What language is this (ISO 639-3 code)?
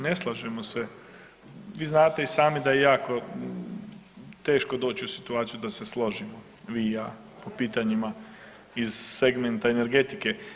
hrv